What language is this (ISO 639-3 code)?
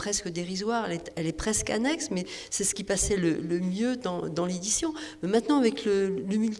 fra